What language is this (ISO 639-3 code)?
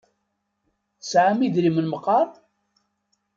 kab